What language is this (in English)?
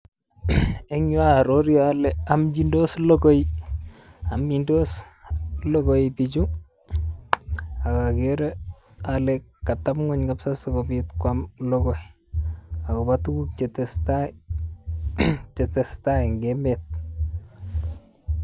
Kalenjin